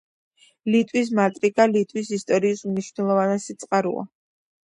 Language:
Georgian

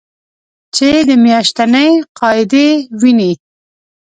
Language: Pashto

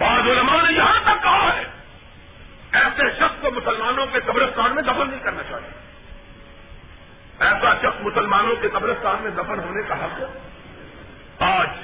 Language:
Urdu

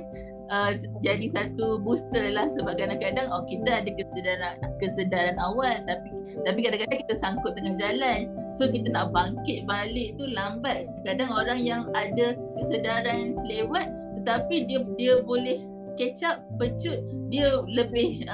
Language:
Malay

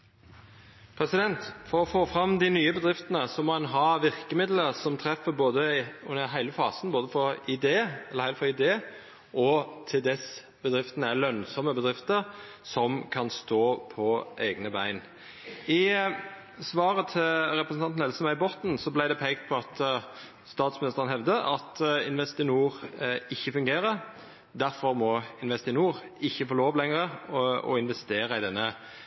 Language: Norwegian Nynorsk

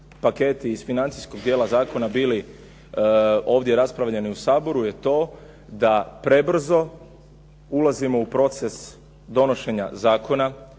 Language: Croatian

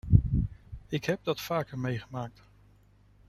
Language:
Dutch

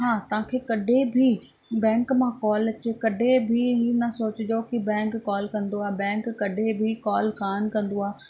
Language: Sindhi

